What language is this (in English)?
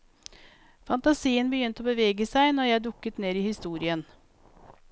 Norwegian